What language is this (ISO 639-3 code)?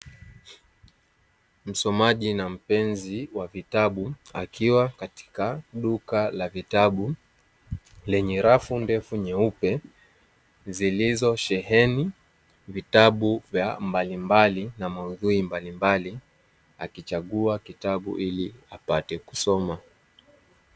swa